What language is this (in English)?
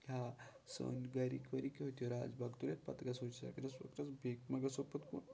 Kashmiri